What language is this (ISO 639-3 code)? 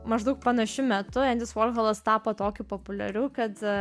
lit